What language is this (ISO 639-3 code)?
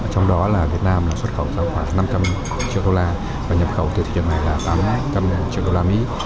vie